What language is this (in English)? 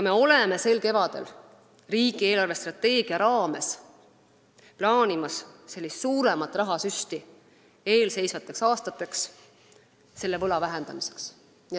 Estonian